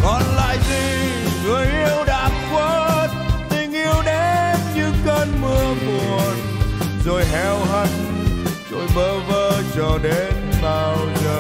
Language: Vietnamese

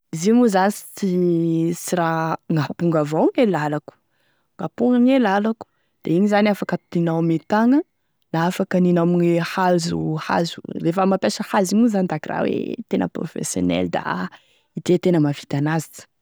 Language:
Tesaka Malagasy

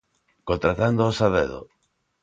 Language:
Galician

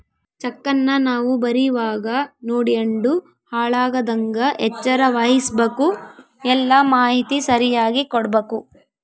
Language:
Kannada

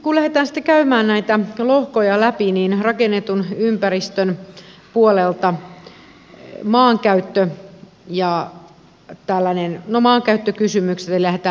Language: Finnish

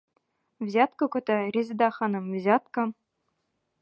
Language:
Bashkir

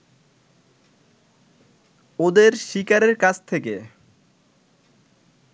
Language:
Bangla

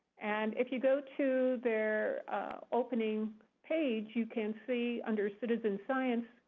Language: English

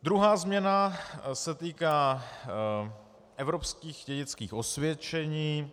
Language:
Czech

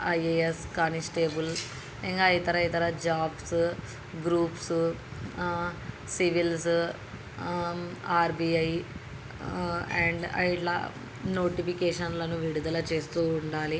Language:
Telugu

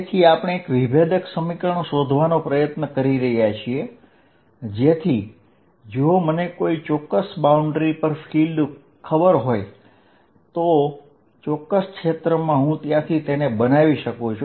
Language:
Gujarati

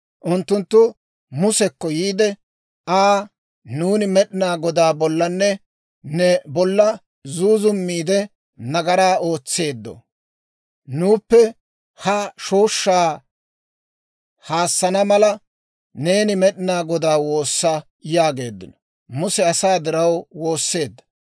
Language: Dawro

